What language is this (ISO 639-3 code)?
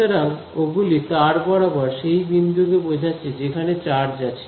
ben